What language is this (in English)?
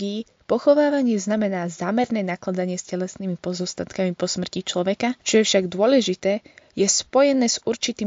Slovak